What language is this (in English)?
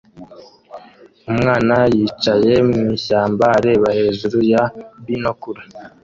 Kinyarwanda